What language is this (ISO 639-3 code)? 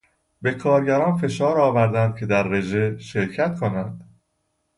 fas